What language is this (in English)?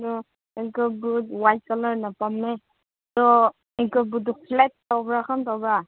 Manipuri